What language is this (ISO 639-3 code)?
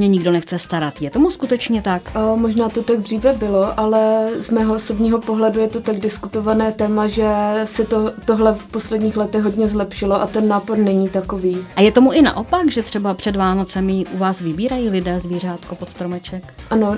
ces